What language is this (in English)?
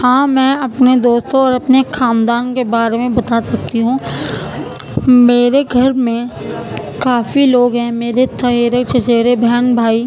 Urdu